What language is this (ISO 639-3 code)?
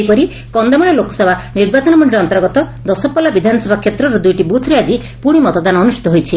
ori